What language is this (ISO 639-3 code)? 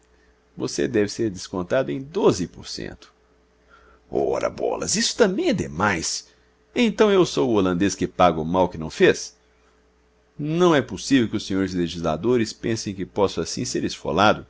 por